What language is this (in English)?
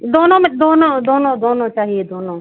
Hindi